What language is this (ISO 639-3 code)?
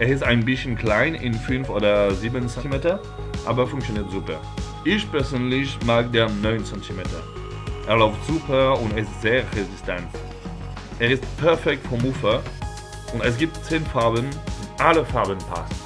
deu